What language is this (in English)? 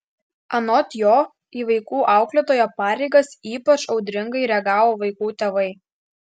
Lithuanian